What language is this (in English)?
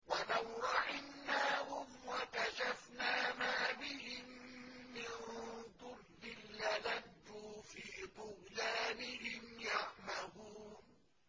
Arabic